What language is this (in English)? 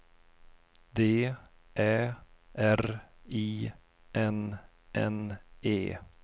Swedish